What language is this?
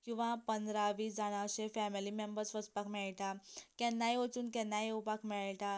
Konkani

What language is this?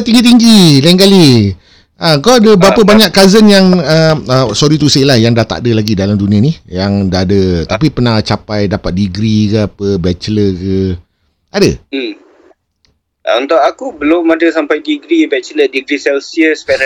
Malay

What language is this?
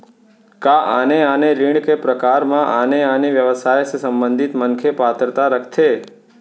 Chhattisgarhi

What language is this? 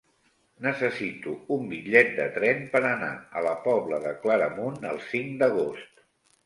Catalan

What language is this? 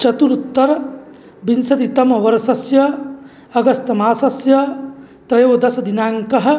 Sanskrit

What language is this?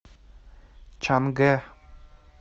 Russian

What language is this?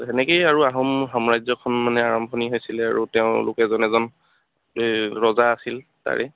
Assamese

